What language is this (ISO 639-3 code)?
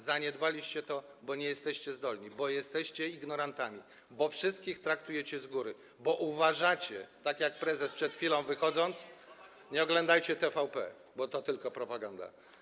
pol